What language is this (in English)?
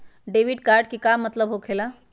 Magahi